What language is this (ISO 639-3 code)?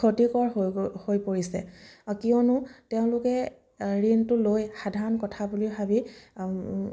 asm